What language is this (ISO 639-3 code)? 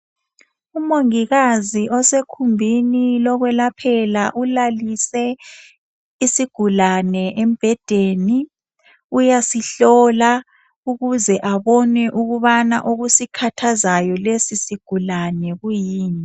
nde